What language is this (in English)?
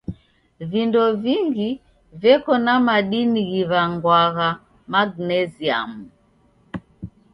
Taita